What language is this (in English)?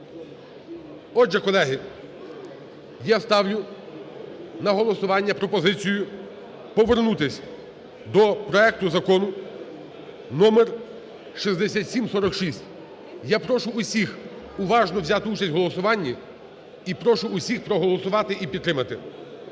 Ukrainian